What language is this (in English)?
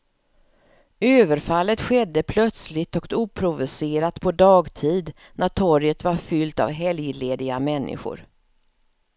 Swedish